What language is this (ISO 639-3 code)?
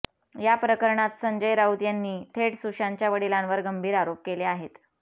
mar